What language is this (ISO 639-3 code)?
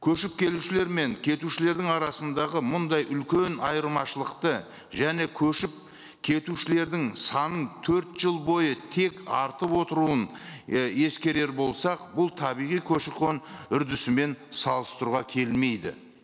kaz